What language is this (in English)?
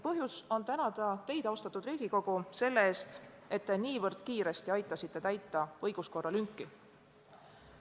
Estonian